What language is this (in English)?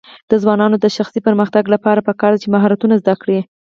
Pashto